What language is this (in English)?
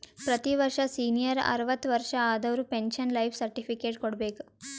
Kannada